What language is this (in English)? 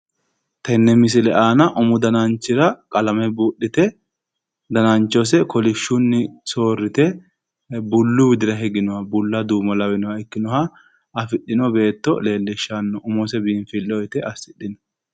Sidamo